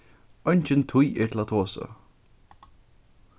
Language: Faroese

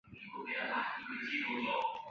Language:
Chinese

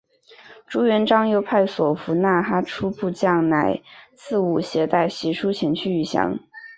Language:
Chinese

